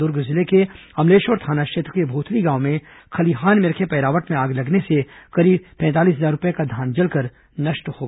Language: Hindi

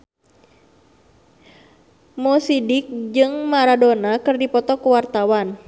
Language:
Sundanese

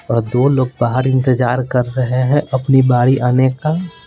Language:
Hindi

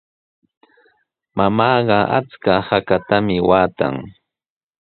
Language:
Sihuas Ancash Quechua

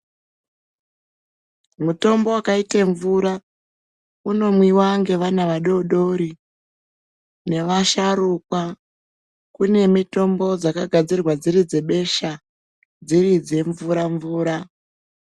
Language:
Ndau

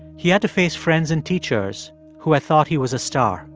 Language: English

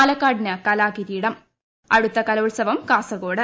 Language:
Malayalam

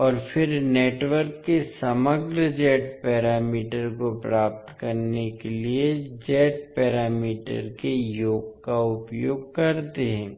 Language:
Hindi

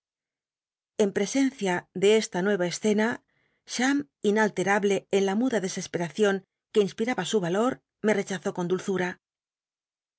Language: Spanish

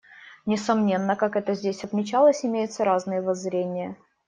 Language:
Russian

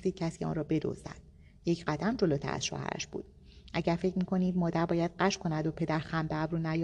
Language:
Persian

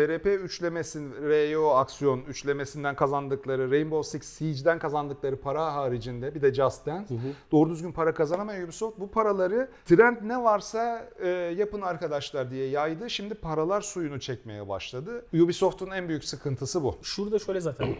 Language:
Turkish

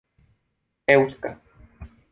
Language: Esperanto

